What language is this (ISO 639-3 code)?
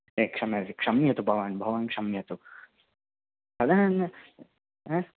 san